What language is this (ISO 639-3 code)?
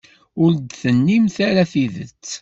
kab